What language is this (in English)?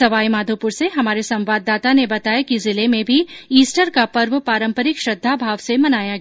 Hindi